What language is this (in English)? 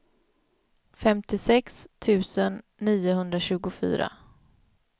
Swedish